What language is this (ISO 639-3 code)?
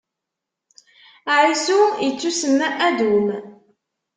kab